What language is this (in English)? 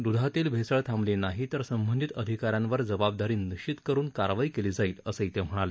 Marathi